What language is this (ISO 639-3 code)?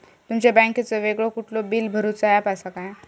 mar